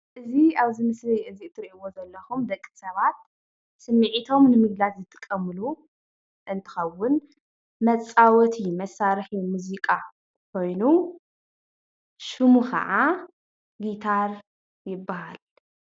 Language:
Tigrinya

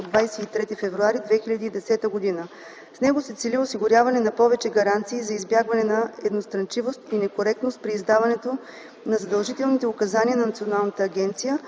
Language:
Bulgarian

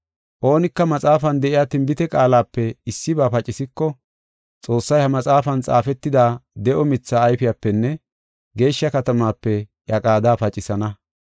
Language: Gofa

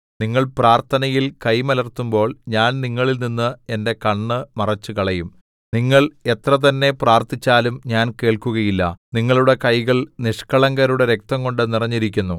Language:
Malayalam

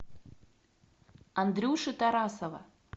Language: Russian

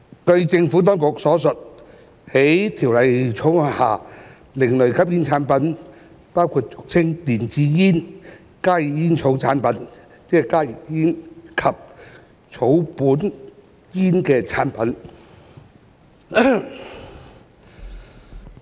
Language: Cantonese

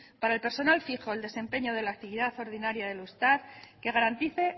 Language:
Spanish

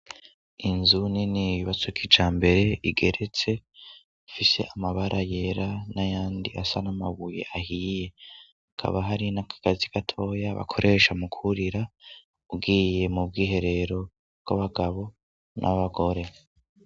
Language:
Rundi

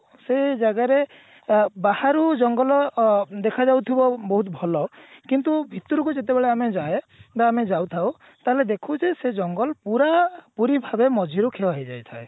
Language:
Odia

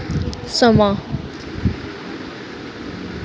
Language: Dogri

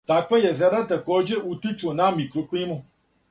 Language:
Serbian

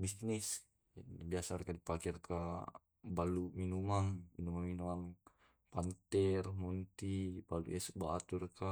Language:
Tae'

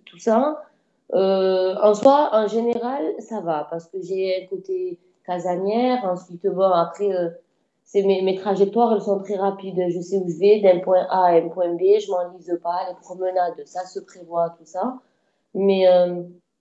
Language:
French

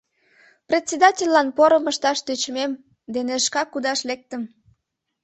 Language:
Mari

